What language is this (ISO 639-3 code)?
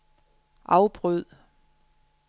dan